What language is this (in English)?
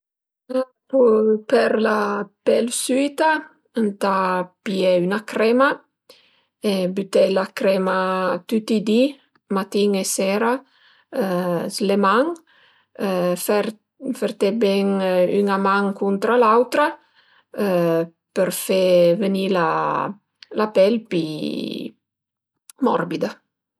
Piedmontese